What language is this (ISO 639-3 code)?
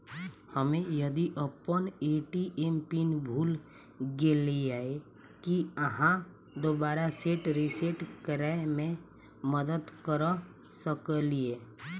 mai